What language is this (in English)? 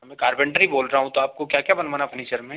Hindi